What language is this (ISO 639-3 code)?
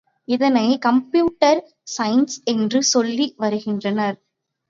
tam